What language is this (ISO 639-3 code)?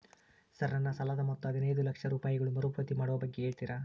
kan